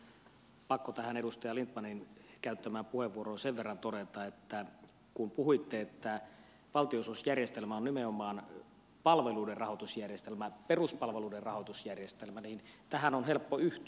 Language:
Finnish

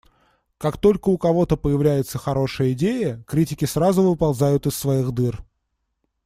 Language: Russian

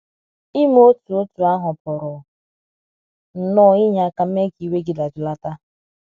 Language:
Igbo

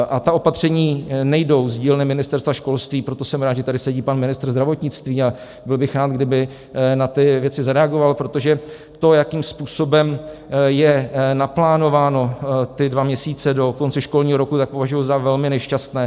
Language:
Czech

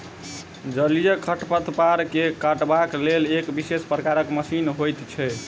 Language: Maithili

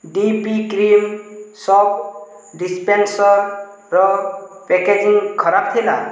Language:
Odia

